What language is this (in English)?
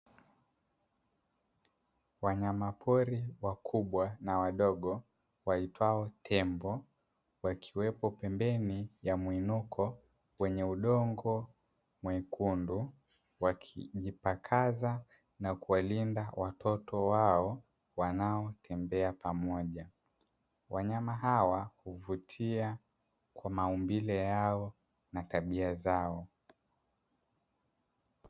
Swahili